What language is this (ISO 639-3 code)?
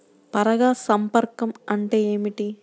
tel